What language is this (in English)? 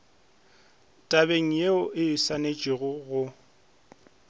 Northern Sotho